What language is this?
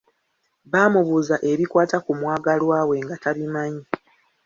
Ganda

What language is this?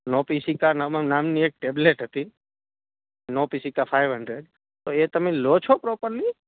Gujarati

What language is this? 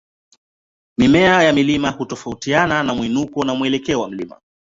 Swahili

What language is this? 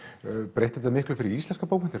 Icelandic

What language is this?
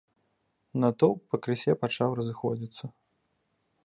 Belarusian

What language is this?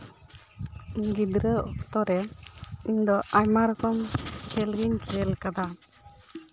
Santali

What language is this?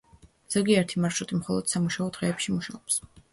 Georgian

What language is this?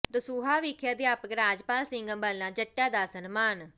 Punjabi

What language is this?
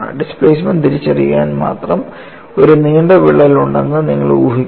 Malayalam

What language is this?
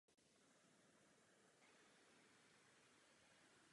Czech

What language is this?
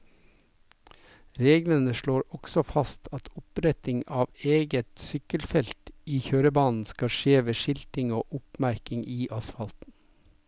Norwegian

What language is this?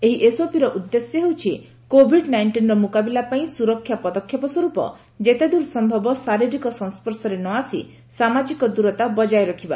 Odia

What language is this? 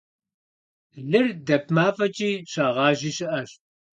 Kabardian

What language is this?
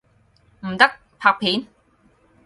Cantonese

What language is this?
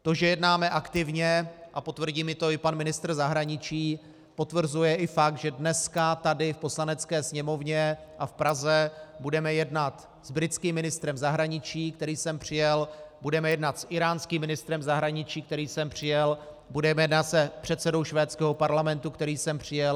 Czech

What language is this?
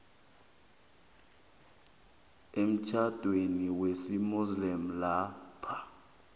South Ndebele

